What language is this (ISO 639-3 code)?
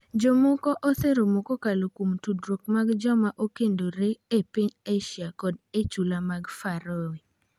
luo